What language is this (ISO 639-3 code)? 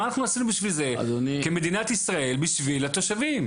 heb